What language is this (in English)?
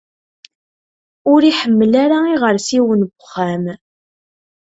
Kabyle